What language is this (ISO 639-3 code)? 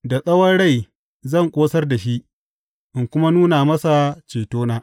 hau